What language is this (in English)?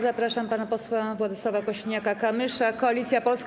Polish